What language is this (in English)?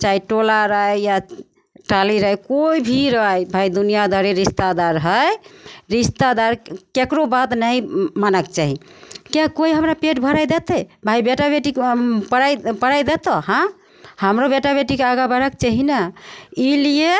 Maithili